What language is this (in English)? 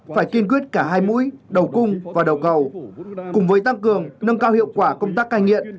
Vietnamese